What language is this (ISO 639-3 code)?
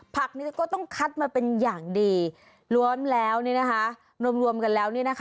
tha